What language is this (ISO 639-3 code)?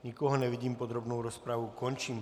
ces